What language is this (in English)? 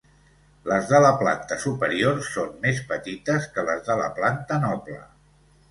Catalan